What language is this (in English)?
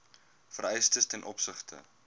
Afrikaans